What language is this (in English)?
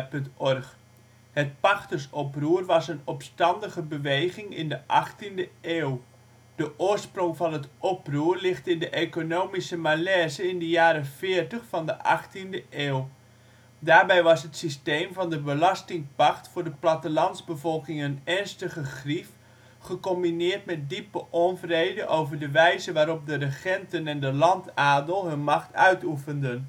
Dutch